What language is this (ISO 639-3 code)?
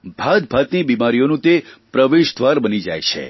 guj